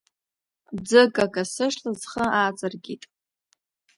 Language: Abkhazian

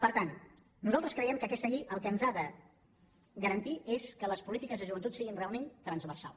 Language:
Catalan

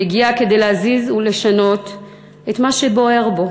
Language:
Hebrew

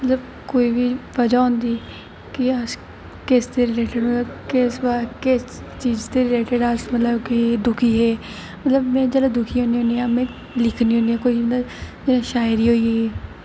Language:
Dogri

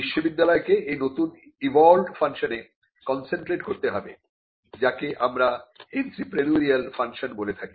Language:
Bangla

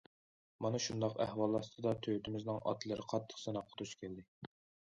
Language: Uyghur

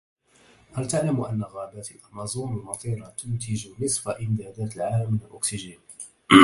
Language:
Arabic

